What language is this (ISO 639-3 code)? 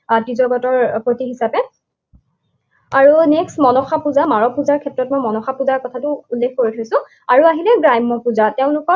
asm